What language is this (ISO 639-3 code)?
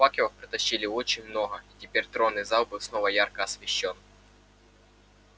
rus